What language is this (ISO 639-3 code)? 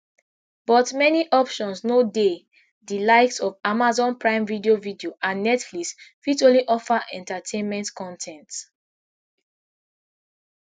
pcm